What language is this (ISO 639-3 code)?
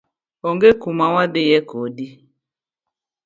luo